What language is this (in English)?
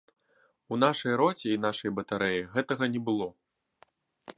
Belarusian